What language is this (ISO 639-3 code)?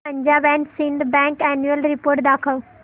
mar